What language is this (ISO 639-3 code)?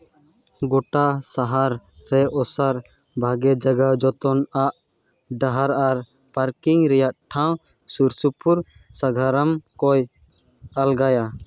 sat